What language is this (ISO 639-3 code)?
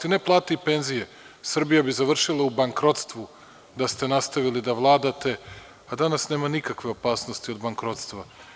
srp